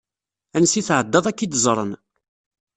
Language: Kabyle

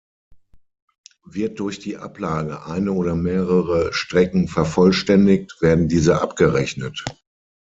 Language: German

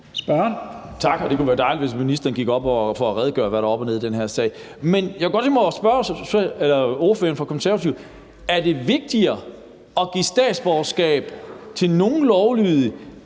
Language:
Danish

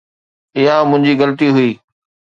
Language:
Sindhi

